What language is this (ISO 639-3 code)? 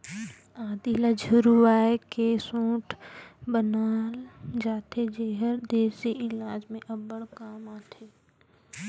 hne